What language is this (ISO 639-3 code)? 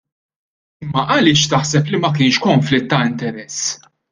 mlt